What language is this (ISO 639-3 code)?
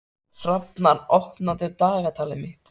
isl